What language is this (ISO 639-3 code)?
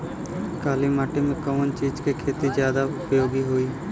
bho